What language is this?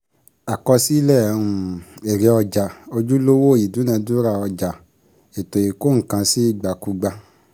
Yoruba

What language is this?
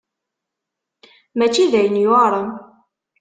Kabyle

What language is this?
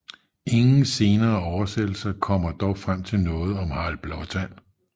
Danish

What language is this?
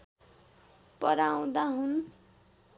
Nepali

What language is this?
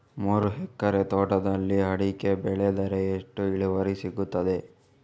Kannada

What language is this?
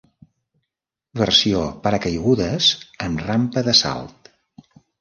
Catalan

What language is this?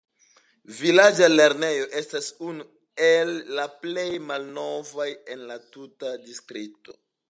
Esperanto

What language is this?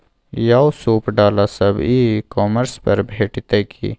Maithili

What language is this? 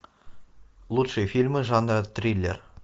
Russian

